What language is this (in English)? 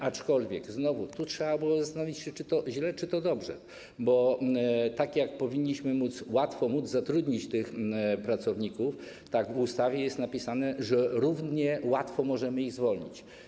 Polish